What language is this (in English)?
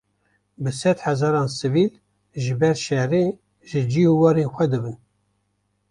Kurdish